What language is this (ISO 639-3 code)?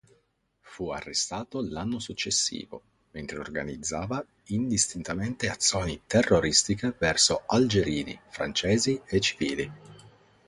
ita